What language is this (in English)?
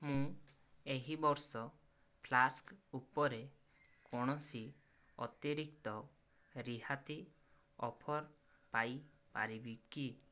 Odia